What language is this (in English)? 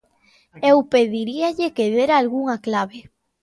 Galician